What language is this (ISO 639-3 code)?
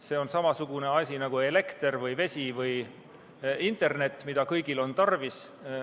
est